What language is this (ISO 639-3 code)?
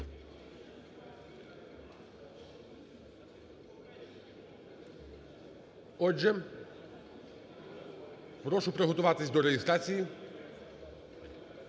ukr